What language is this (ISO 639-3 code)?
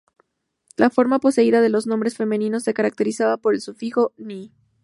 spa